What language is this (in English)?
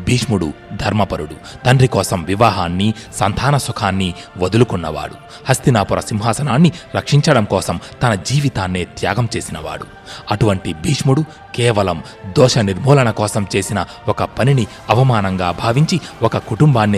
Telugu